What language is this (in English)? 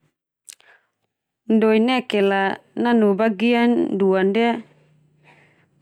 Termanu